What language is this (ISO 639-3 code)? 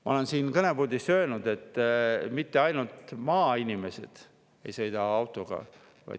est